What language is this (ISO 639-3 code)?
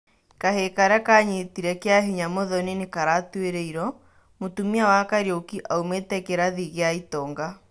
kik